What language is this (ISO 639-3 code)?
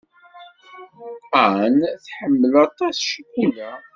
kab